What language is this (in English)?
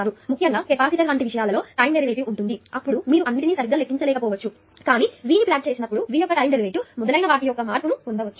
Telugu